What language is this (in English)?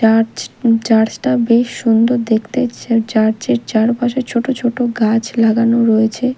Bangla